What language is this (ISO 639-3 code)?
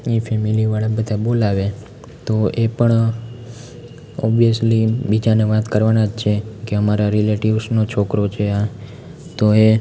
guj